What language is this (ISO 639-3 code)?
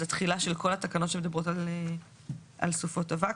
heb